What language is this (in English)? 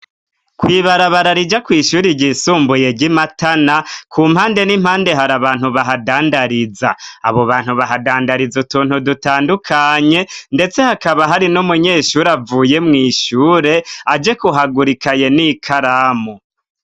Rundi